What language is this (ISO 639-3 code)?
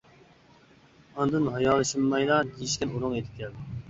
uig